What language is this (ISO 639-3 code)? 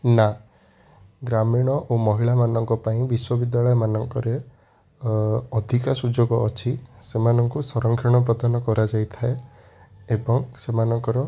ori